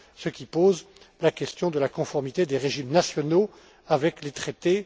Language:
French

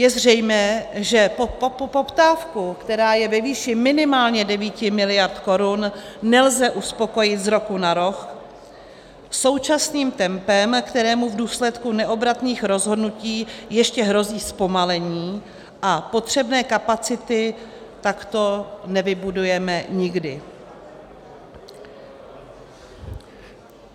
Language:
Czech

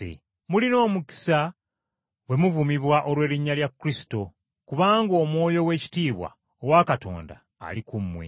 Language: Ganda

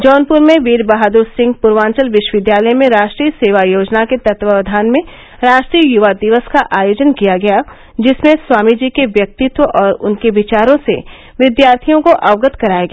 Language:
Hindi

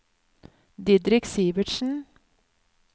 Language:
Norwegian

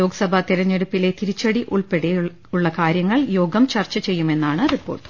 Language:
Malayalam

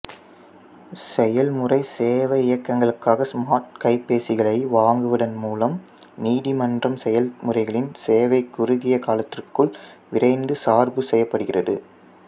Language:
Tamil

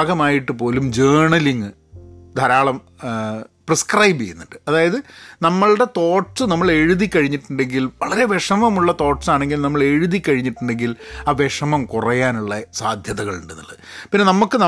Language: Malayalam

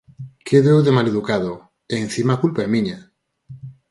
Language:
Galician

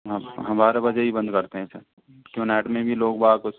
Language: Hindi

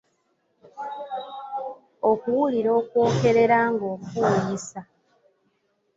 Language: Ganda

